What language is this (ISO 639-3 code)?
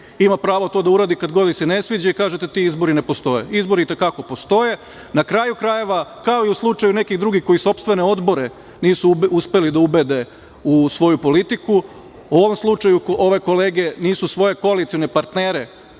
srp